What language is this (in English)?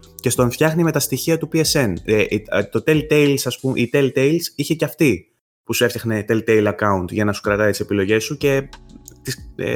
Greek